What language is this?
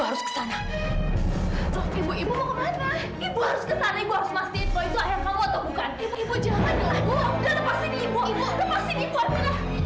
Indonesian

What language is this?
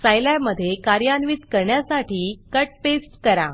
Marathi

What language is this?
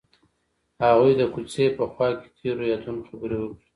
Pashto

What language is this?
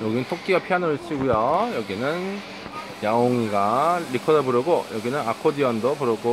Korean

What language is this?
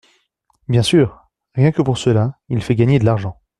French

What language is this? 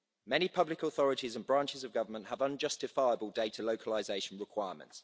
English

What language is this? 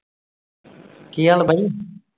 Punjabi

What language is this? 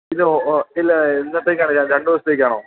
Malayalam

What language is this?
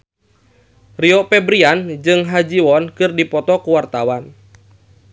Sundanese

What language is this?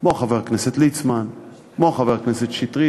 Hebrew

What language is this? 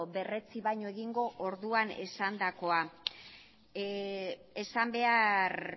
Basque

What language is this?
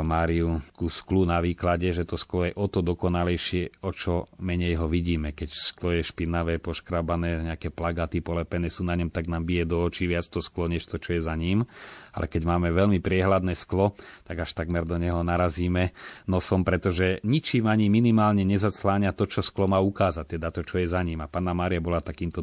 Slovak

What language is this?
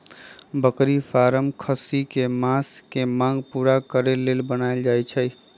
Magahi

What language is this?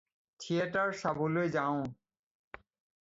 Assamese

